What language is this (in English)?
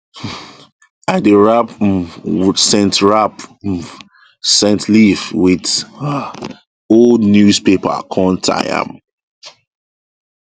Nigerian Pidgin